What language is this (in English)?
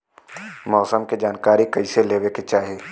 Bhojpuri